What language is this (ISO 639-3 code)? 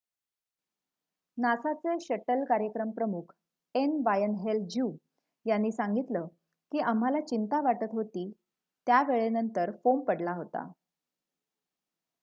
mar